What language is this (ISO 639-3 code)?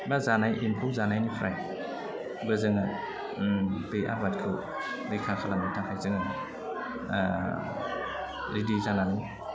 brx